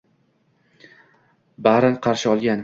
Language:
Uzbek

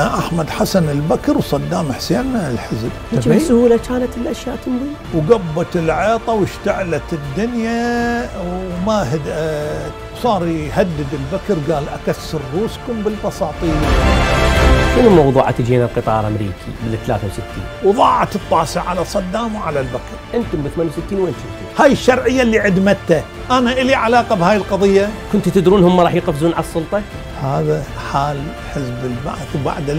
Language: Arabic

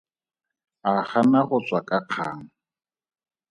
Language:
Tswana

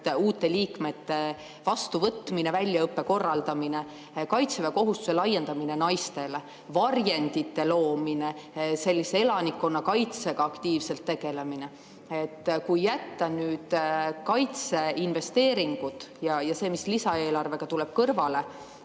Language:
Estonian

